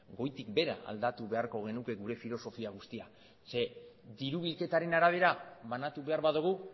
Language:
Basque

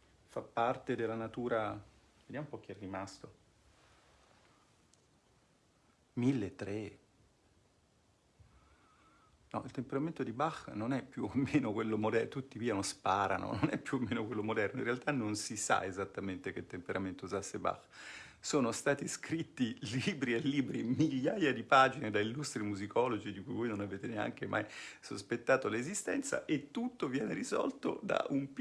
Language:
Italian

